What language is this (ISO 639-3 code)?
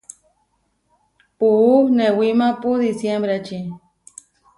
var